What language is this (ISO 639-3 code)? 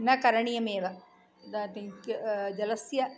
san